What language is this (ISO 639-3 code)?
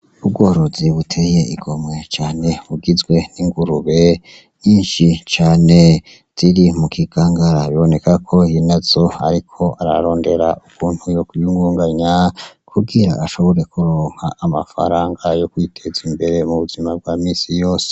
run